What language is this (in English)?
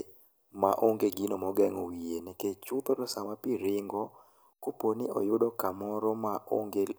Luo (Kenya and Tanzania)